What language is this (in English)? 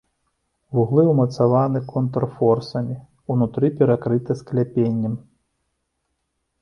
Belarusian